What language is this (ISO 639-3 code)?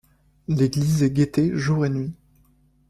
fra